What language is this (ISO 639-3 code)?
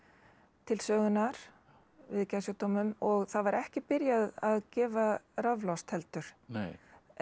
isl